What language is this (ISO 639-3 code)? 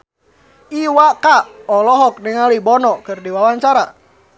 sun